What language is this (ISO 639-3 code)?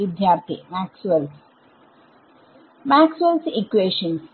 mal